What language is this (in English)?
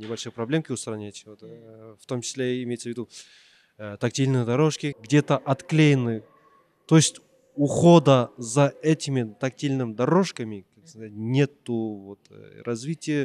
Russian